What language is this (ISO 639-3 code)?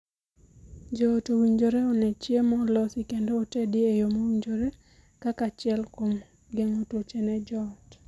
luo